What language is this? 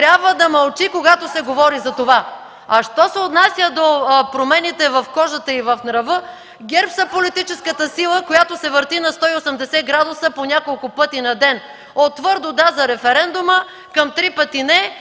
Bulgarian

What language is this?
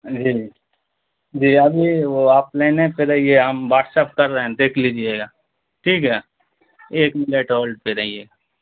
Urdu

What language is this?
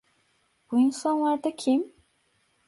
Turkish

